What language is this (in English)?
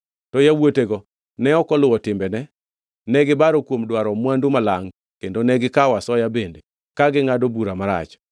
Luo (Kenya and Tanzania)